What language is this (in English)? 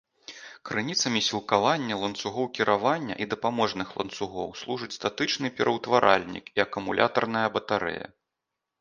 Belarusian